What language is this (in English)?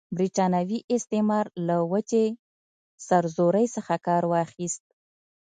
Pashto